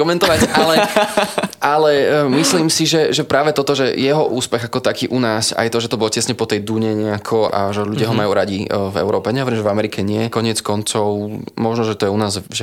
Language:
Slovak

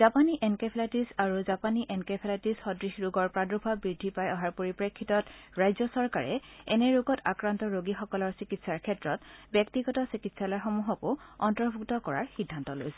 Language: Assamese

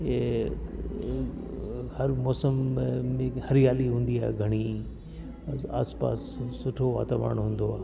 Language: Sindhi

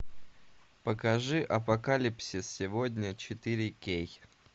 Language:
Russian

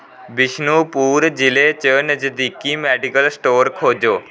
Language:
Dogri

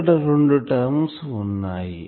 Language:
Telugu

